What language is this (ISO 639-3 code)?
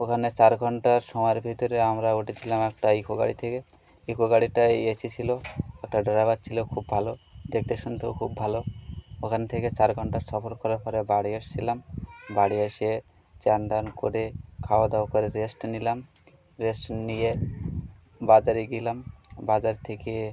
ben